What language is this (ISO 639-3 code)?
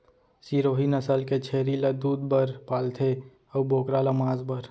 hne